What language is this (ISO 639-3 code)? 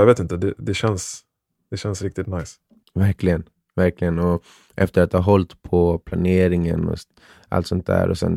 swe